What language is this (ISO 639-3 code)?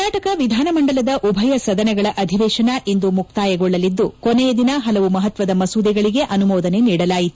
kan